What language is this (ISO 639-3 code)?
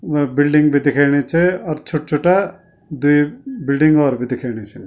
gbm